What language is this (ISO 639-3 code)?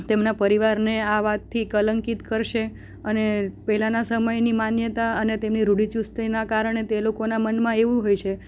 guj